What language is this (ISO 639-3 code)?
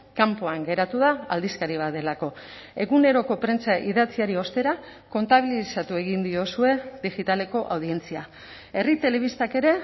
eus